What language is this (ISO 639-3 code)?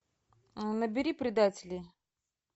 rus